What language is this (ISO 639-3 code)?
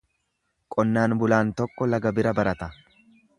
orm